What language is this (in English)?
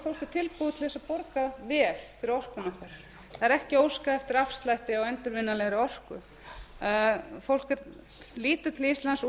Icelandic